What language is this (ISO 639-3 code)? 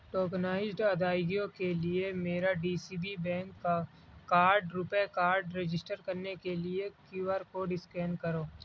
urd